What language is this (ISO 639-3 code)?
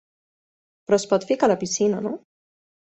cat